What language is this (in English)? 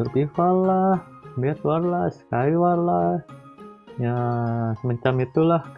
Indonesian